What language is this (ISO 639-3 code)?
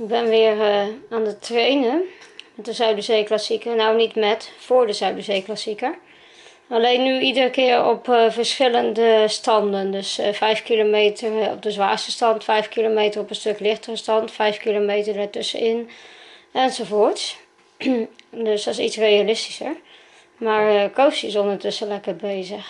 nld